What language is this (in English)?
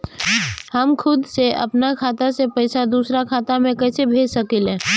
Bhojpuri